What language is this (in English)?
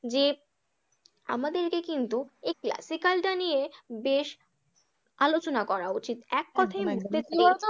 Bangla